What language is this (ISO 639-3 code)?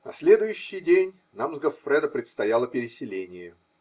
rus